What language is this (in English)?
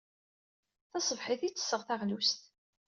Kabyle